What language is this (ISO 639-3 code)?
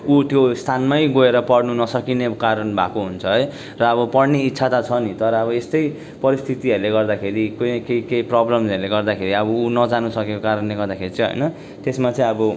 nep